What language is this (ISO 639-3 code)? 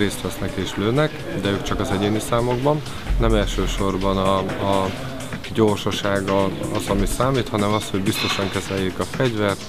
hun